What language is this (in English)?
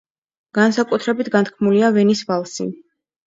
Georgian